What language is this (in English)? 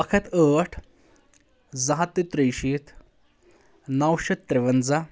Kashmiri